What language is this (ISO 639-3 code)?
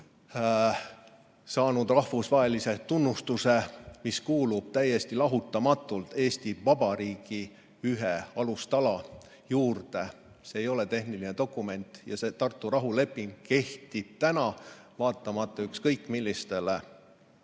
est